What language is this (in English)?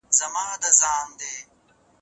Pashto